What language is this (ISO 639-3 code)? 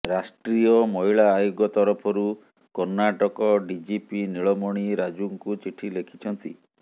ori